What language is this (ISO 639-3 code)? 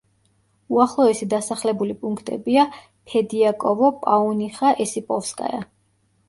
kat